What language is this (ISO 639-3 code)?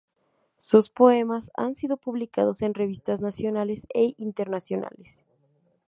spa